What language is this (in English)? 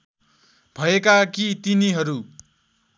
Nepali